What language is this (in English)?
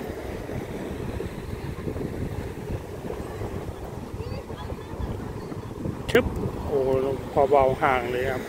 Thai